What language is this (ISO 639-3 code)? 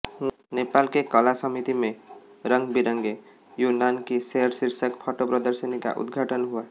hin